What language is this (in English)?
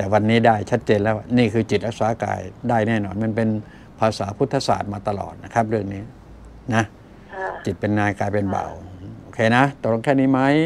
Thai